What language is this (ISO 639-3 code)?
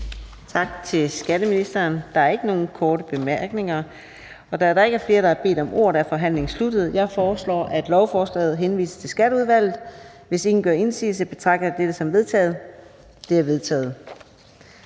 dan